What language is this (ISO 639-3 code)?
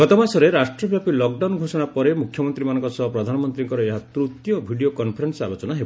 ori